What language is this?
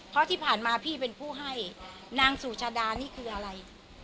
Thai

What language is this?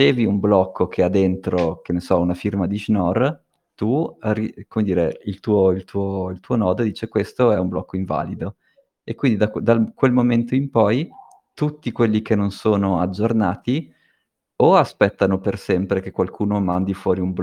Italian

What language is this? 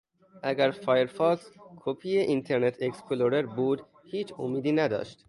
Persian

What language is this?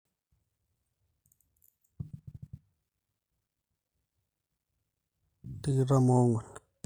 Masai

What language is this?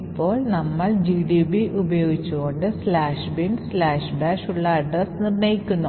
Malayalam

